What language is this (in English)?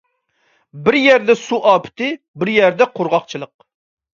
Uyghur